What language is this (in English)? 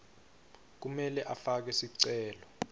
Swati